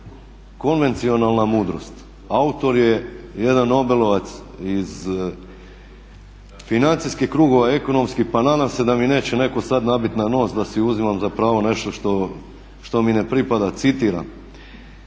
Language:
Croatian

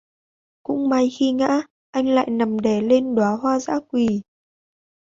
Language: Vietnamese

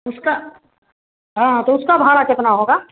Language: Hindi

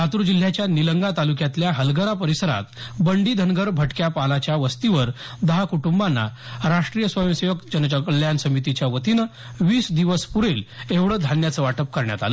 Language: Marathi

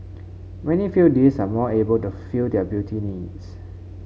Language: English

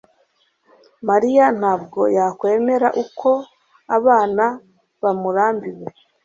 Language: Kinyarwanda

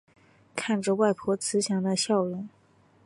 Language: Chinese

